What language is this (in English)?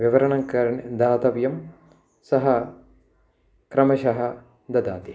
Sanskrit